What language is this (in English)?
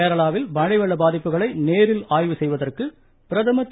Tamil